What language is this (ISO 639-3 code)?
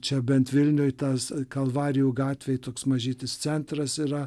lit